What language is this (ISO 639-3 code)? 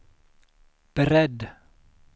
swe